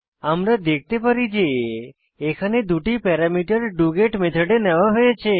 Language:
Bangla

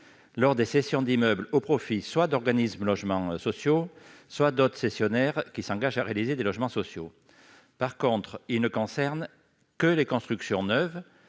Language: French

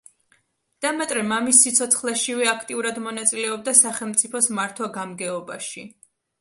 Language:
Georgian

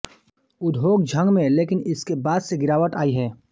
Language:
Hindi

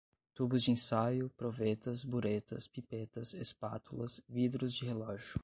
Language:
Portuguese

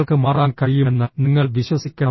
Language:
Malayalam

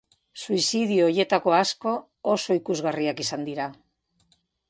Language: Basque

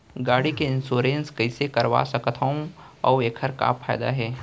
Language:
Chhattisgarhi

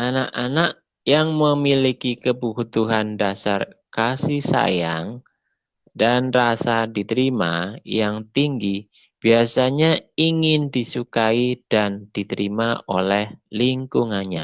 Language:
Indonesian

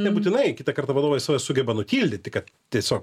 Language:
Lithuanian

